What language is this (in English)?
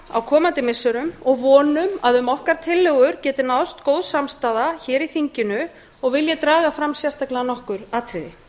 Icelandic